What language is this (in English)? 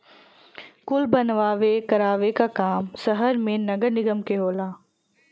Bhojpuri